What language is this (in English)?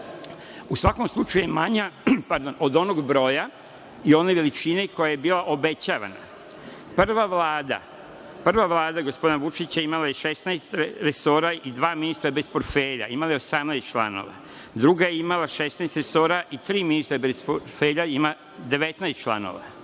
Serbian